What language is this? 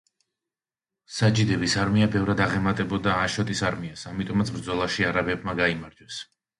Georgian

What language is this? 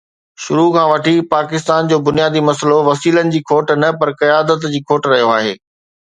Sindhi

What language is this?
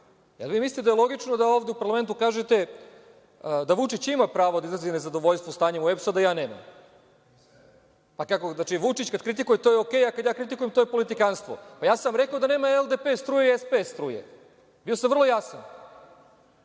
Serbian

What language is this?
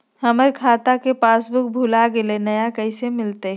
Magahi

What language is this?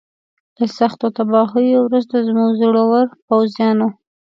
Pashto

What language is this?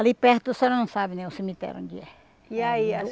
Portuguese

